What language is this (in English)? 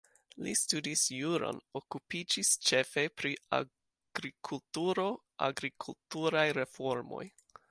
Esperanto